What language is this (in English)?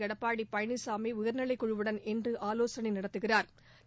Tamil